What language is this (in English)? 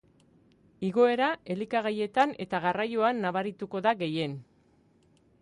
Basque